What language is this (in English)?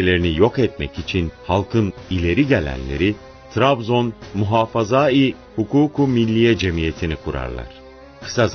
Turkish